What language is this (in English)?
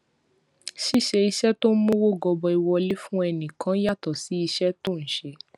Yoruba